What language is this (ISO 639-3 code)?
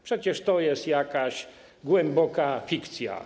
pol